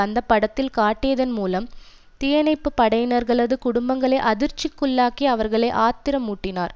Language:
Tamil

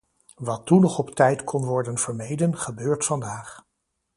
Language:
Dutch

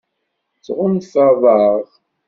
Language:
Kabyle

